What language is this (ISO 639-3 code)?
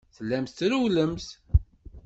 kab